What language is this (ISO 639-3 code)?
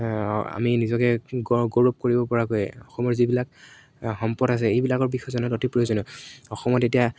asm